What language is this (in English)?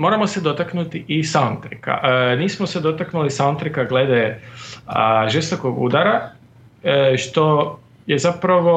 Croatian